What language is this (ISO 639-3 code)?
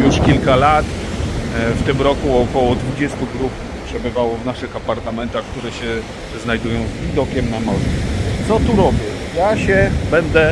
pol